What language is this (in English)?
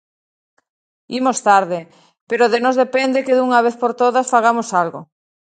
Galician